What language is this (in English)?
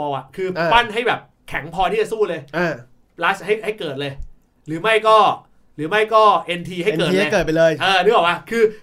Thai